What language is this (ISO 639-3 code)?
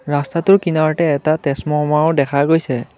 asm